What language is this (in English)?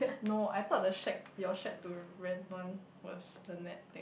English